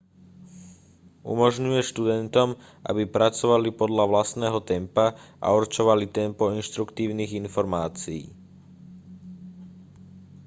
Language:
Slovak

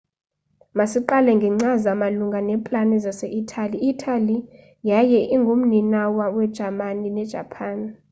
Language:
Xhosa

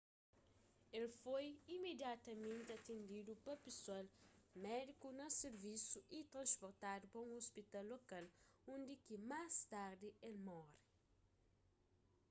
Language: Kabuverdianu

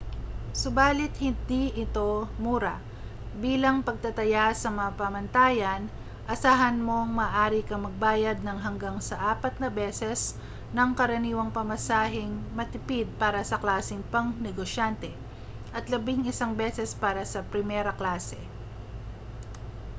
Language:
Filipino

